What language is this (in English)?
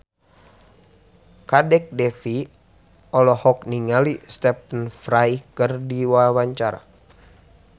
Sundanese